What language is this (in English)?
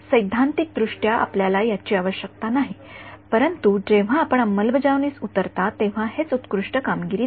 Marathi